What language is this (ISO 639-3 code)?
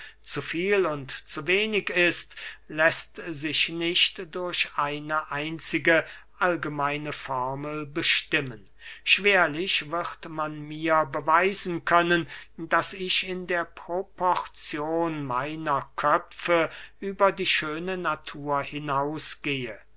deu